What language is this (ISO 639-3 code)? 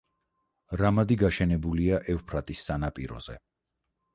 kat